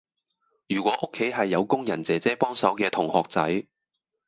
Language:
Cantonese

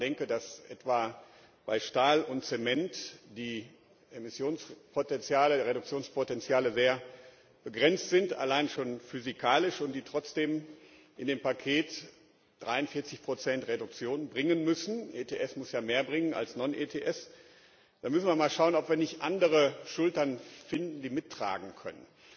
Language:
German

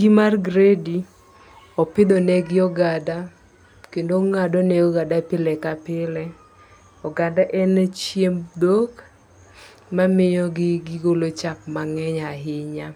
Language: Luo (Kenya and Tanzania)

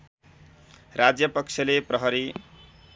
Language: Nepali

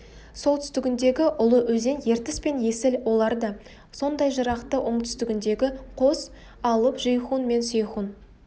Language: Kazakh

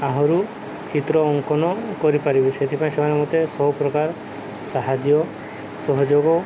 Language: Odia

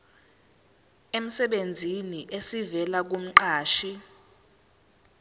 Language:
Zulu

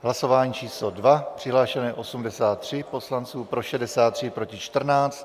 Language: Czech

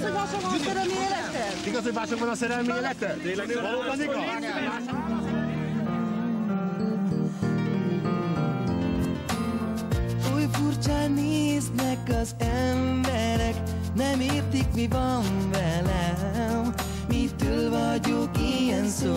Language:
Hungarian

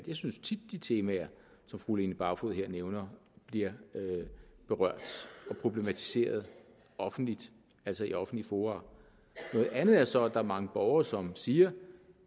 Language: Danish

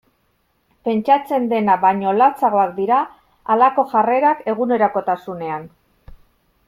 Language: Basque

